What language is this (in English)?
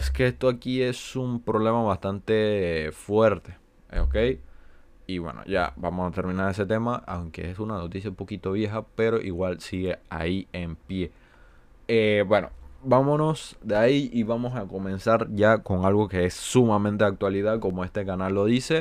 Spanish